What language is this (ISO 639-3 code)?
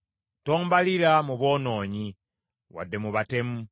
lug